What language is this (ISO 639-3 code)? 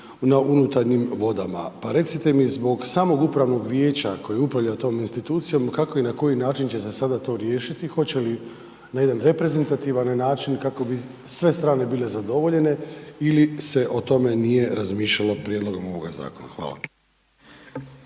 hrv